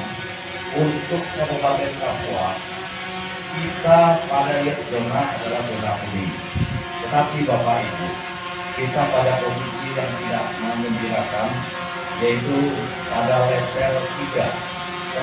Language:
Indonesian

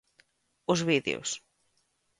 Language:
Galician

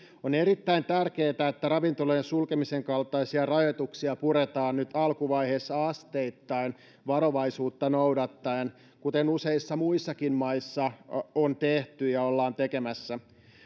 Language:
Finnish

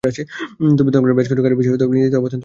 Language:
Bangla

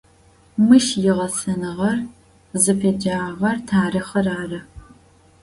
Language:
Adyghe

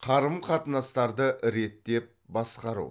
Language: Kazakh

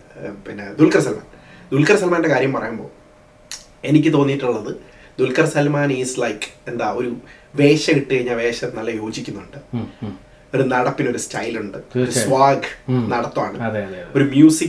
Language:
Malayalam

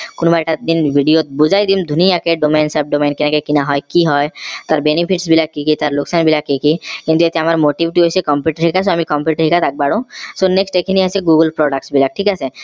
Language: Assamese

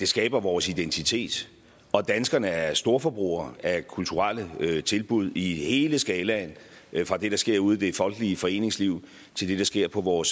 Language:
Danish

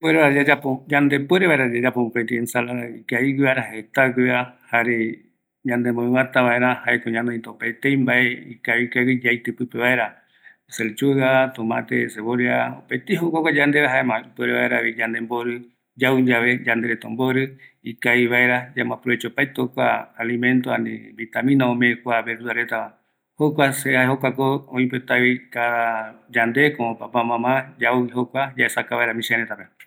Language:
Eastern Bolivian Guaraní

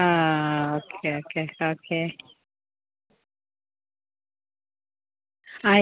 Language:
Malayalam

